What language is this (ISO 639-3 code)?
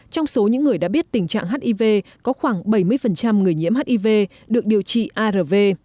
vie